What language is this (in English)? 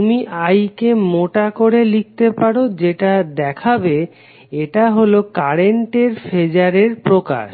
Bangla